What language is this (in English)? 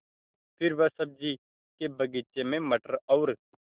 Hindi